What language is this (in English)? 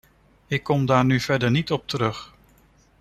Dutch